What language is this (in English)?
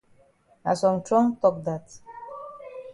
Cameroon Pidgin